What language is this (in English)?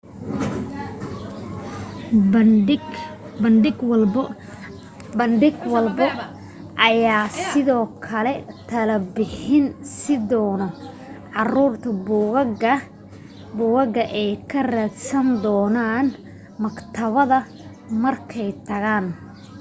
Somali